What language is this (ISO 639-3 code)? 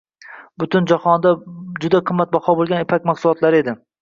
uzb